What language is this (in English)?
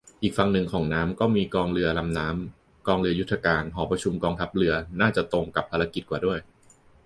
Thai